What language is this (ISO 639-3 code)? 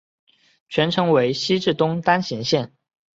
zho